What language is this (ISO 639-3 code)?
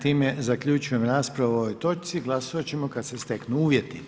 hrv